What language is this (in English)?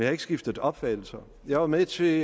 Danish